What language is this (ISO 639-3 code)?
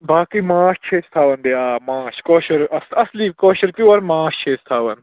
kas